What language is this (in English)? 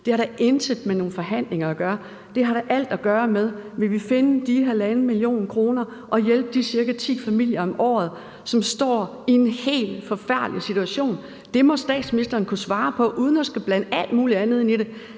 Danish